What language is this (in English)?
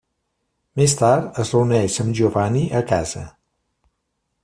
Catalan